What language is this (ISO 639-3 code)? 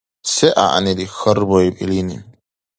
dar